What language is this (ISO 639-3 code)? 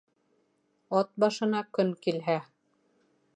bak